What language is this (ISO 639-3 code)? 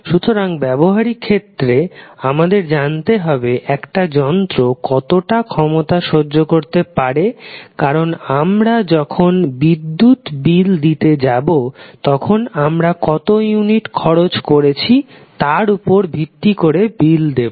ben